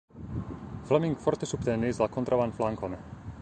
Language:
Esperanto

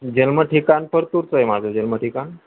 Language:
Marathi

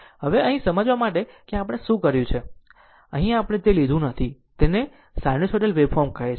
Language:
Gujarati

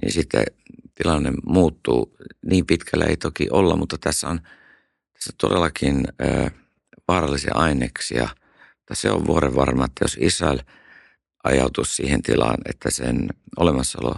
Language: Finnish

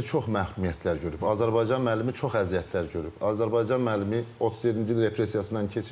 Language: Turkish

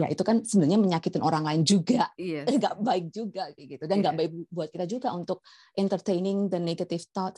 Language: Indonesian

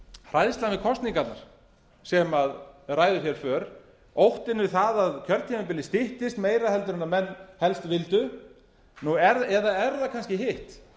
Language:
Icelandic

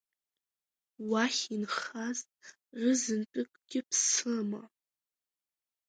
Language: Abkhazian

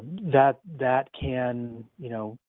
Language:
English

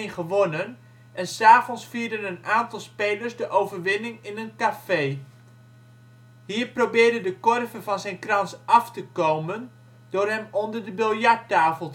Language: Dutch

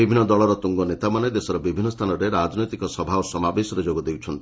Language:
Odia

